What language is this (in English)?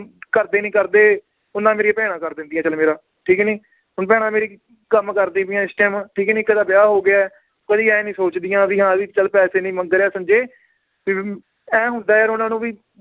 Punjabi